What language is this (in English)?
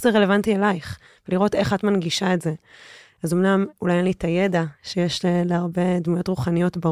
Hebrew